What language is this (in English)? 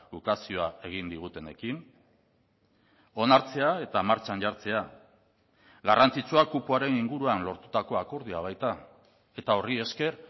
Basque